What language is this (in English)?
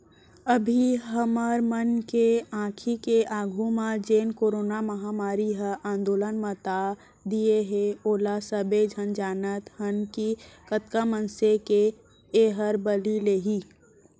Chhattisgarhi